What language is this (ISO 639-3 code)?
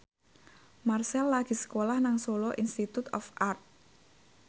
jav